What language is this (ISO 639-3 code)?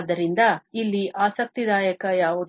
kan